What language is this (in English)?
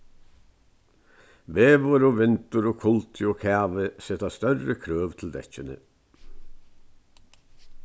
Faroese